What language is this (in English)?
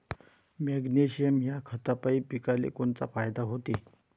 Marathi